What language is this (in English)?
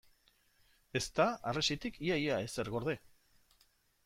Basque